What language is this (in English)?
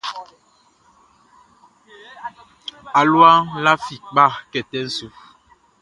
Baoulé